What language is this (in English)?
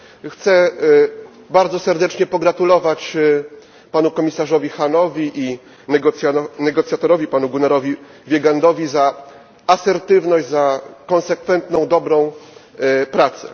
Polish